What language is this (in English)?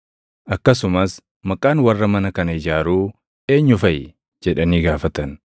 Oromo